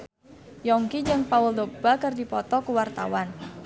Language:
Sundanese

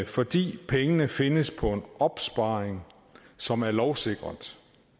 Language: Danish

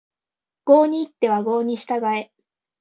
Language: Japanese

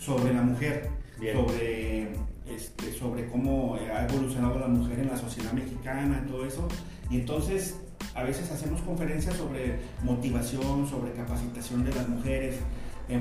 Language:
Spanish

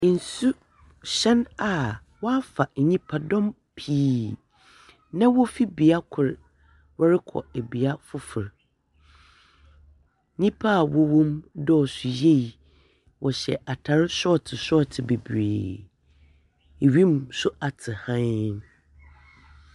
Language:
Akan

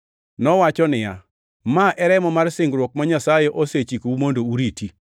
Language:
Luo (Kenya and Tanzania)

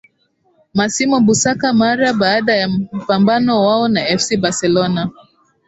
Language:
Swahili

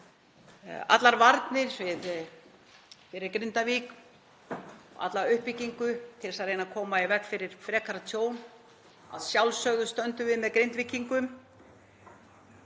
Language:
Icelandic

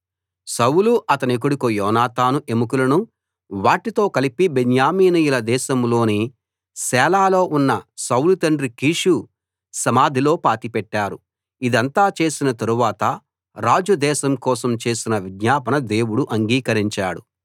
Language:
Telugu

